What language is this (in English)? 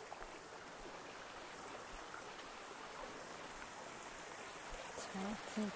Chinese